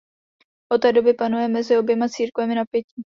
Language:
Czech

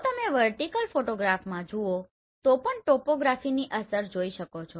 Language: Gujarati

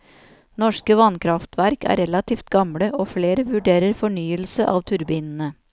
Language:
Norwegian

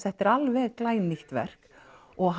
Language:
Icelandic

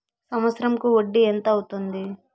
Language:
Telugu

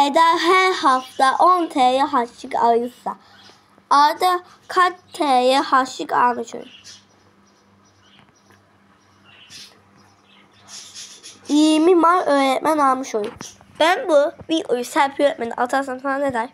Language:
Turkish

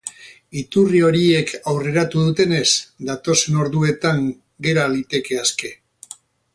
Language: Basque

